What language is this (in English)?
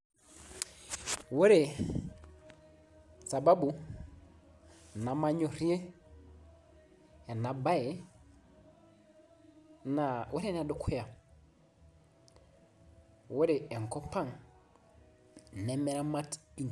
Masai